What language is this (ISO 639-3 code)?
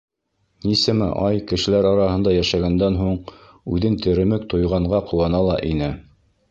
bak